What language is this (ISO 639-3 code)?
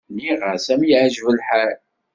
kab